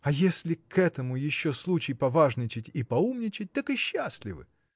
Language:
Russian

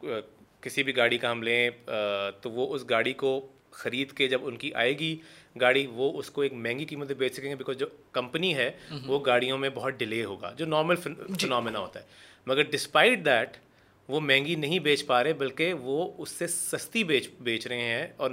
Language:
Urdu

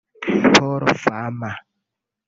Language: Kinyarwanda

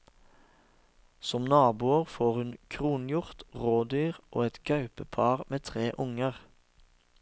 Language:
Norwegian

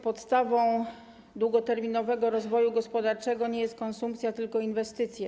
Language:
Polish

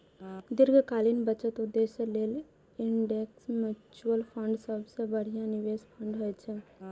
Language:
Maithili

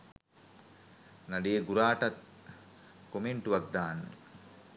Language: Sinhala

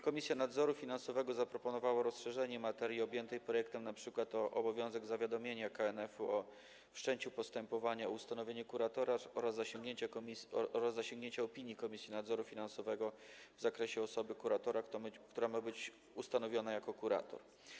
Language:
Polish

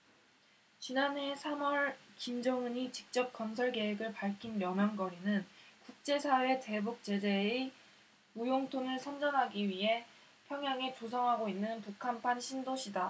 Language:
Korean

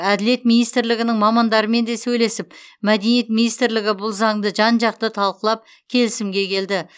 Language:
Kazakh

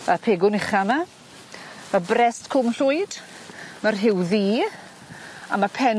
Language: Welsh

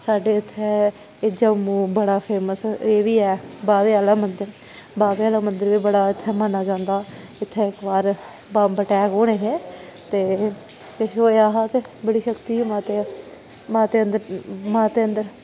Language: Dogri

